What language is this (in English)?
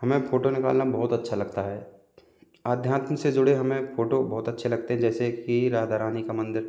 Hindi